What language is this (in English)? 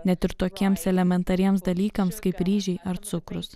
Lithuanian